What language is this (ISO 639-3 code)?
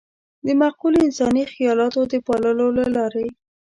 pus